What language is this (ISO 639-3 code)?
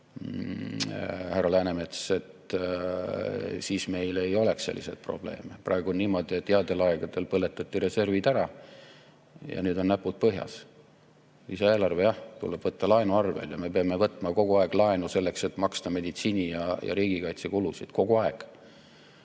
est